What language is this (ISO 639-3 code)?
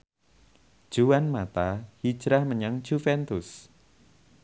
jav